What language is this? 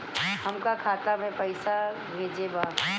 Bhojpuri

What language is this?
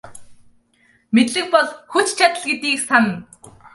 Mongolian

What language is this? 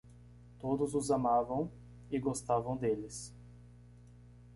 Portuguese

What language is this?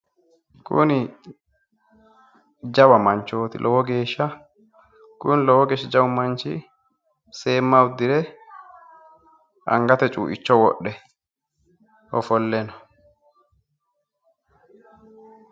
Sidamo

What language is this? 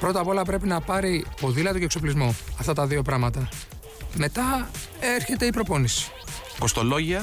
Greek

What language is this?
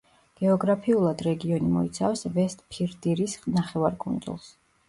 Georgian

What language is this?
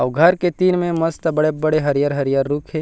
Chhattisgarhi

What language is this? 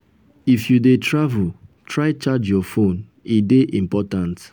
Nigerian Pidgin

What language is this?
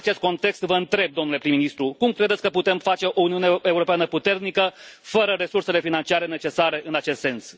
Romanian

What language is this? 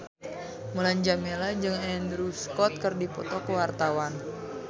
Sundanese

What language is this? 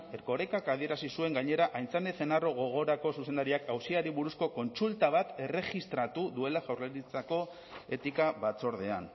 Basque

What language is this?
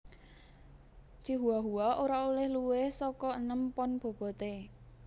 Javanese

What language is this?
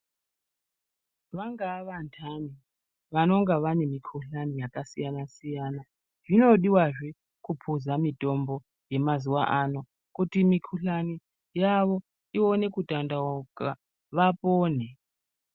Ndau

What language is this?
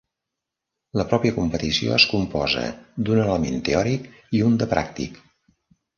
Catalan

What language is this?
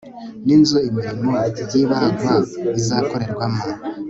Kinyarwanda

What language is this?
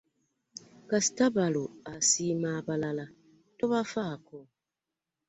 Ganda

